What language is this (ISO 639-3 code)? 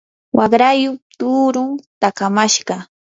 qur